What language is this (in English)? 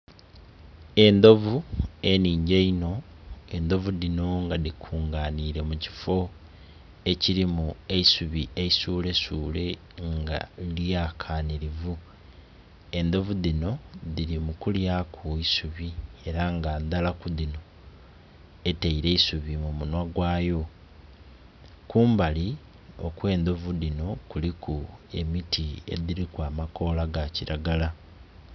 Soga